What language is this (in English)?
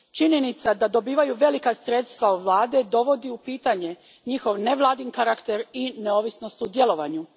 Croatian